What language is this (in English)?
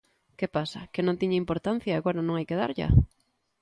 Galician